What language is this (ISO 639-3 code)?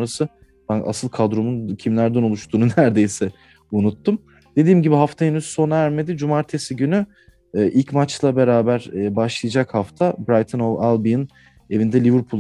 tur